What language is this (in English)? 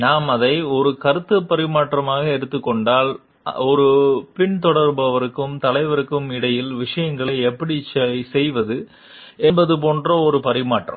Tamil